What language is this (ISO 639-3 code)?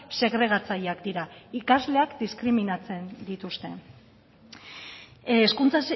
eus